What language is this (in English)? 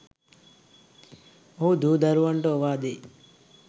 Sinhala